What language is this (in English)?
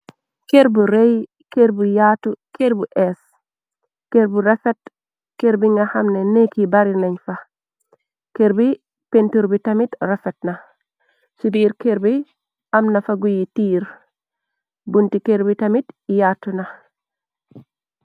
Wolof